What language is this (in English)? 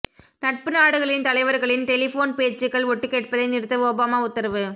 Tamil